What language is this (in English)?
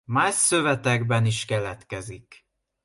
Hungarian